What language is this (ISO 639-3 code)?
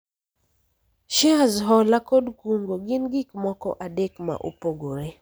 luo